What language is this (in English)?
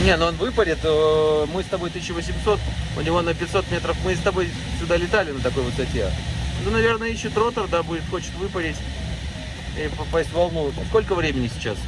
Russian